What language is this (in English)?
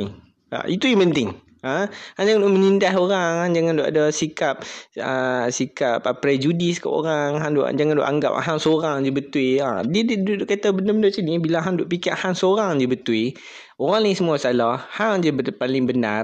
Malay